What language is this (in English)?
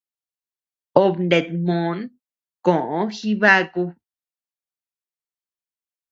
Tepeuxila Cuicatec